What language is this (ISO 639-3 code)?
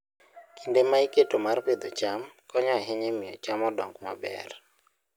luo